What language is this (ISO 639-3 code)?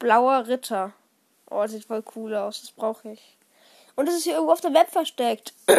deu